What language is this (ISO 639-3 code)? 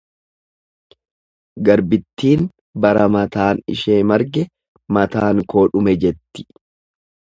orm